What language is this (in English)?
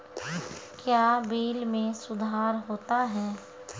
Maithili